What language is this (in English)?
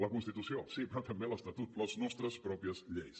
Catalan